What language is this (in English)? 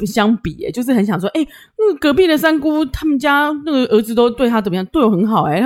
Chinese